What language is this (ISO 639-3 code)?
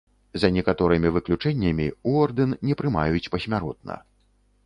bel